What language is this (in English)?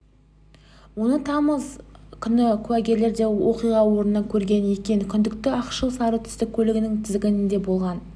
Kazakh